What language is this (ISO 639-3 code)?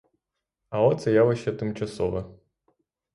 ukr